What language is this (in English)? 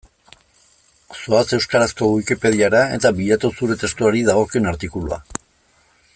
Basque